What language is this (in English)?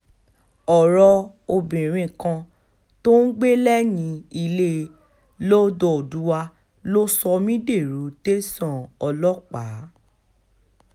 Yoruba